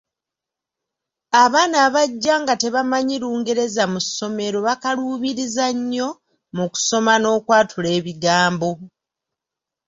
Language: Ganda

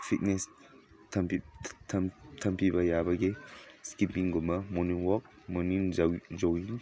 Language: Manipuri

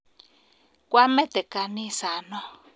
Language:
Kalenjin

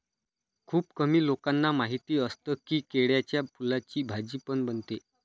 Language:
Marathi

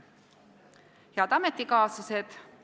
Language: Estonian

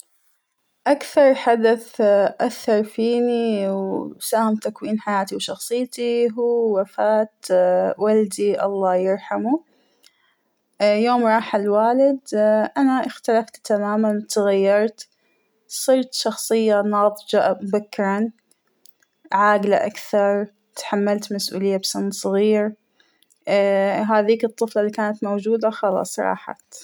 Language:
Hijazi Arabic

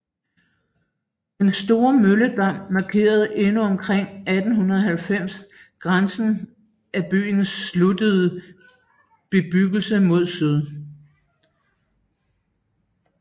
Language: Danish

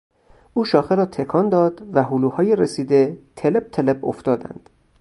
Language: Persian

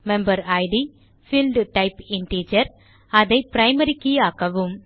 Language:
Tamil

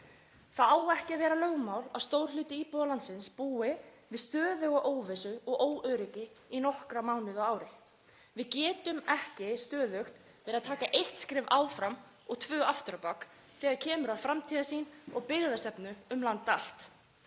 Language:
Icelandic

